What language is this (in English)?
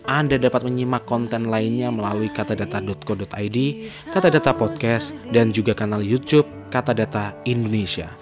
Indonesian